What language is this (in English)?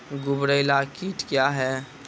Maithili